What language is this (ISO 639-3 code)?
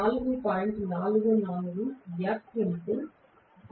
tel